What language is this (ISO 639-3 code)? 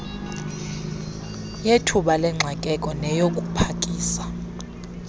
xho